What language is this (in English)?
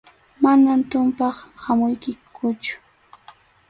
Arequipa-La Unión Quechua